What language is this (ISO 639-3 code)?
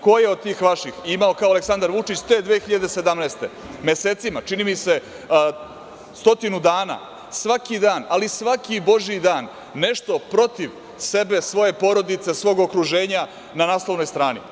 srp